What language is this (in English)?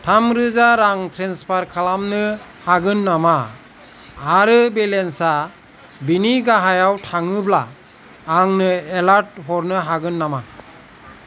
Bodo